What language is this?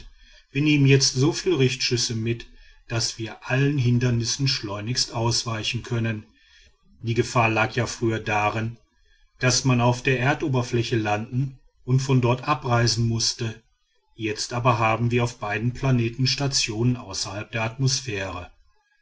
German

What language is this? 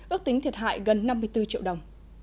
Vietnamese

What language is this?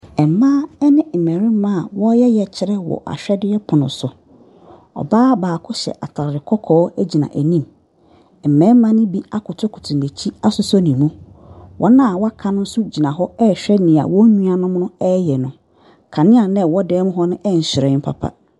Akan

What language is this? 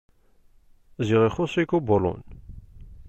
Kabyle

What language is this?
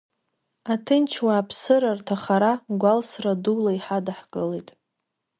Abkhazian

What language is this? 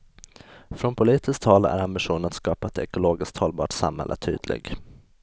Swedish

